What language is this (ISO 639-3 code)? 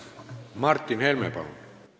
est